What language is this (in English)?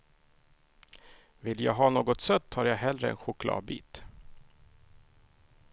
Swedish